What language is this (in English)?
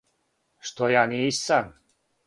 Serbian